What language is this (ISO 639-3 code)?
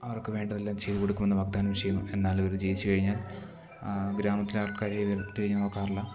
mal